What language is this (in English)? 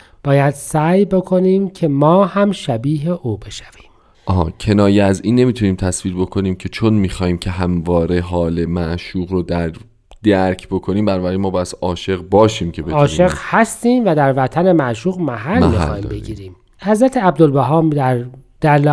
Persian